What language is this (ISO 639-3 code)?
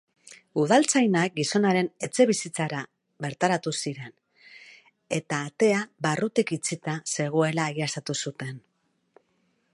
eus